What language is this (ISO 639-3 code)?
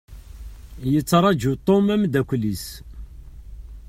kab